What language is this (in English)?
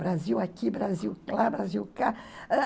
Portuguese